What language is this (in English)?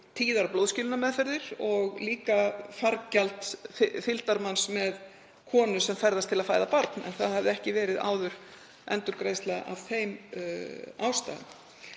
Icelandic